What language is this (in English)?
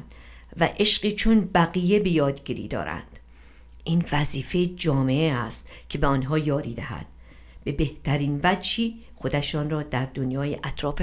Persian